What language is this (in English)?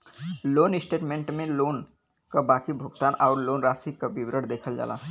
Bhojpuri